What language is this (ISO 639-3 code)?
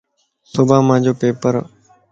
lss